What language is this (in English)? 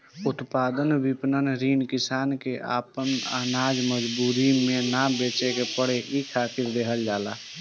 Bhojpuri